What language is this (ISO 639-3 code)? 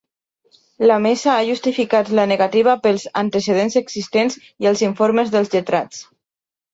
cat